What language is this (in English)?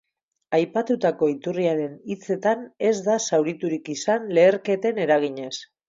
Basque